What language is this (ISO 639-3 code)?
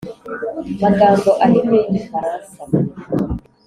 kin